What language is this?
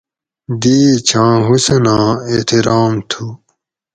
Gawri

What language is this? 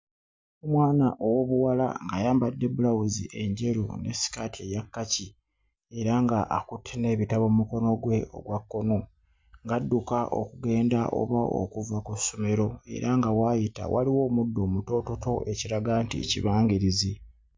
Ganda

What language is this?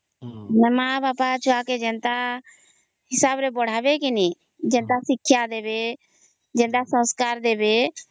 Odia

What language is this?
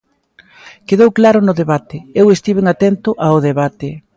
Galician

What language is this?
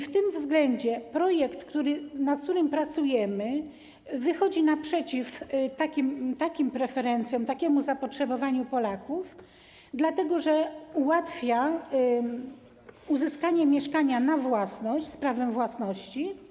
Polish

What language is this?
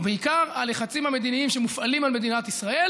Hebrew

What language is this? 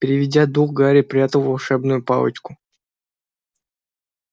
Russian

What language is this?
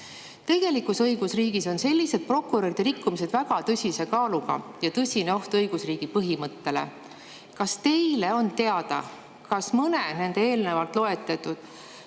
Estonian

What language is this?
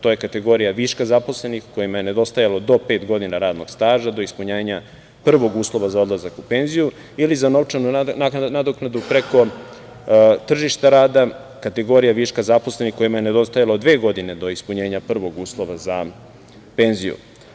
Serbian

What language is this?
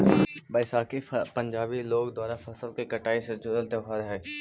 Magahi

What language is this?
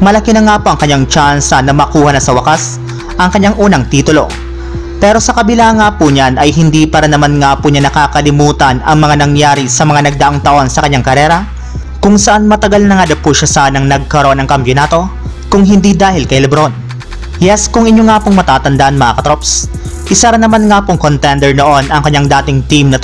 Filipino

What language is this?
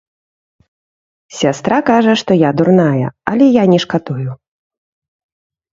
Belarusian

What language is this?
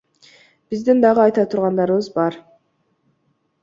Kyrgyz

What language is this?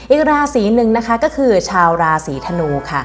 Thai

